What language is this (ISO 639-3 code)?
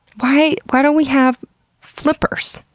eng